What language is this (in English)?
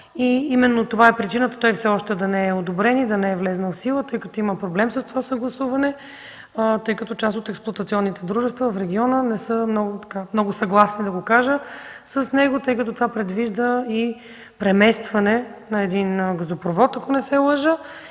Bulgarian